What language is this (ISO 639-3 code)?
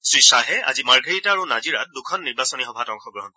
asm